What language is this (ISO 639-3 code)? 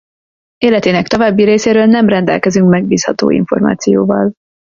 hun